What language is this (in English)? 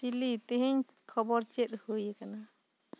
Santali